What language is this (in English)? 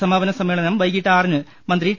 Malayalam